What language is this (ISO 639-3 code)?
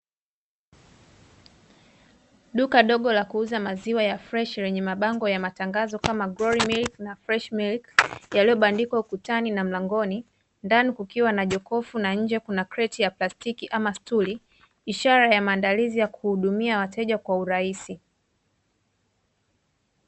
swa